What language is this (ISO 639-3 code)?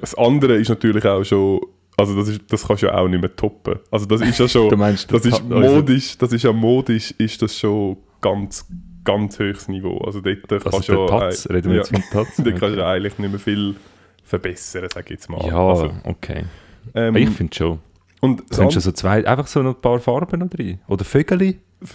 deu